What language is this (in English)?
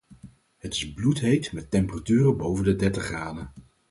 Dutch